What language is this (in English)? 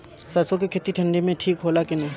Bhojpuri